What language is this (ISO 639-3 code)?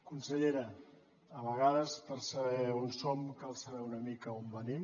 cat